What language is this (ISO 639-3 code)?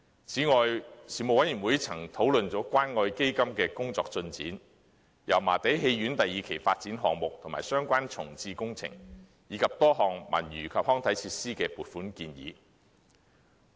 yue